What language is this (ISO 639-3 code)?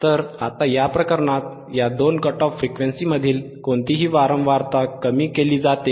mar